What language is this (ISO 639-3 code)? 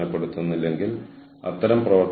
mal